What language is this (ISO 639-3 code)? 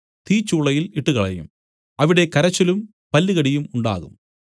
mal